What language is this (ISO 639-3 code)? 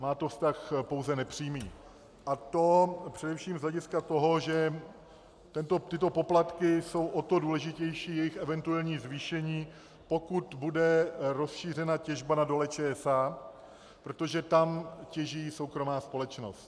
ces